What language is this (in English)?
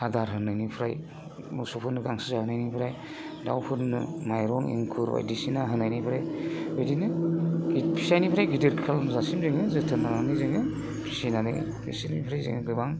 Bodo